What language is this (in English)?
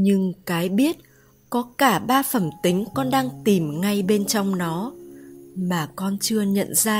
Vietnamese